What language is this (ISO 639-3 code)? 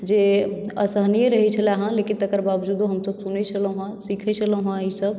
mai